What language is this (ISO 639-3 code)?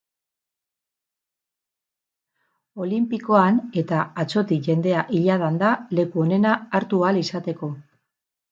eus